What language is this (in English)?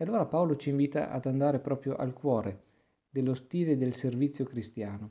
Italian